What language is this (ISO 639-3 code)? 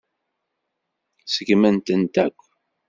kab